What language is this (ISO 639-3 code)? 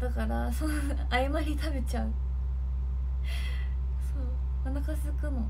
jpn